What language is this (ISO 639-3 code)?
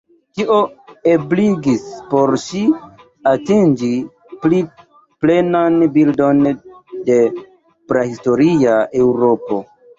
epo